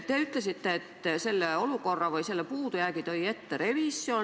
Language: Estonian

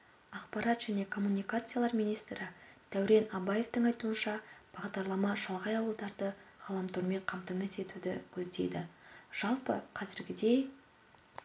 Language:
Kazakh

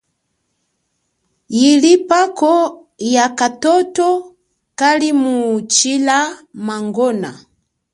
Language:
Chokwe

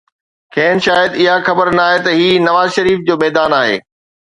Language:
Sindhi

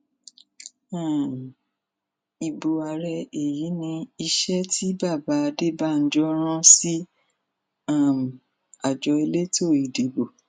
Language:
Yoruba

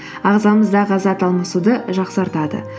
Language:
Kazakh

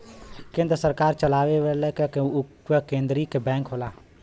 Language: Bhojpuri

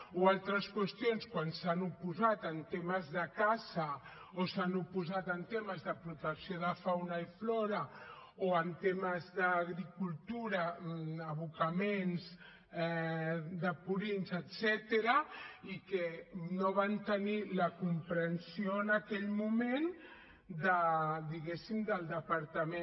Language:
Catalan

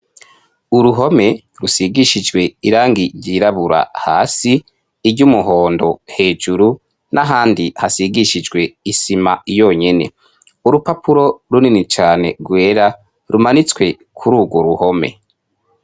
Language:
Rundi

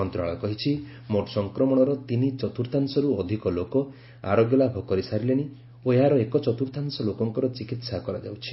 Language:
Odia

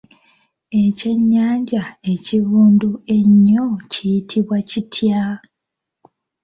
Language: Ganda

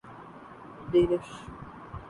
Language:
Urdu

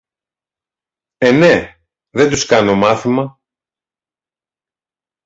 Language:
Greek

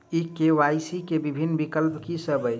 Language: Maithili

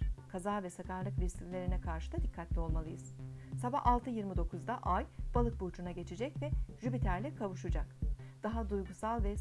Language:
Turkish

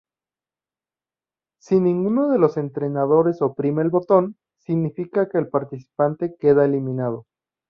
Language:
Spanish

